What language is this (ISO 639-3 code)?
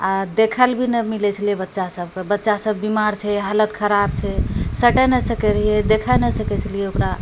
mai